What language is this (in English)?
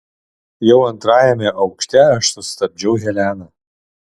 Lithuanian